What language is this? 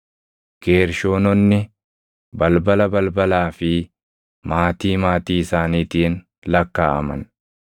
Oromo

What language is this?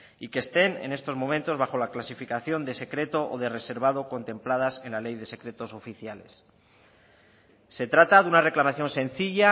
Spanish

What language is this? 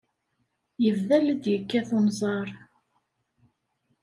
Kabyle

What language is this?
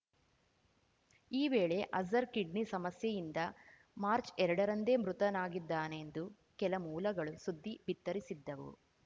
Kannada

